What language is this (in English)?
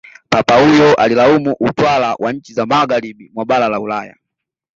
Swahili